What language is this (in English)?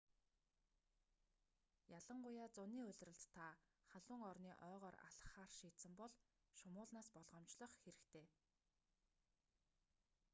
Mongolian